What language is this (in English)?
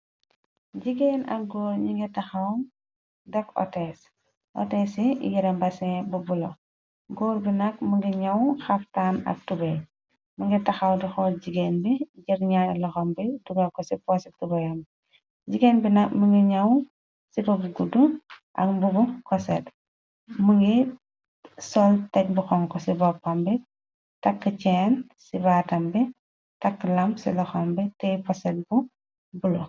Wolof